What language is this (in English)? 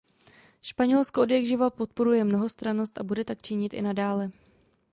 Czech